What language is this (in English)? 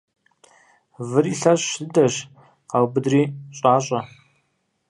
Kabardian